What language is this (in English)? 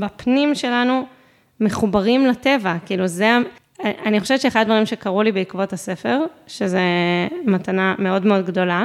Hebrew